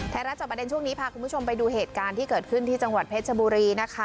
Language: Thai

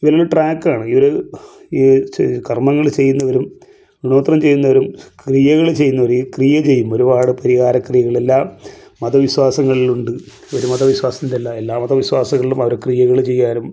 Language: Malayalam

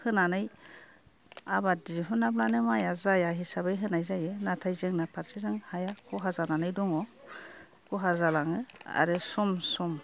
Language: Bodo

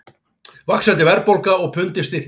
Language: Icelandic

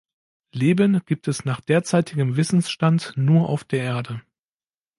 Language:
German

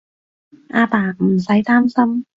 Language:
Cantonese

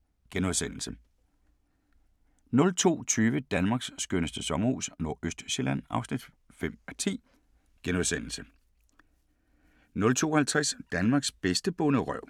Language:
Danish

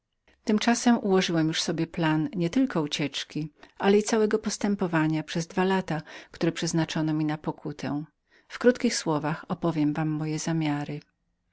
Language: Polish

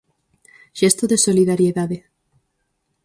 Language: Galician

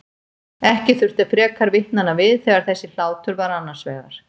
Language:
Icelandic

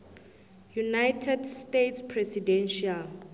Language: South Ndebele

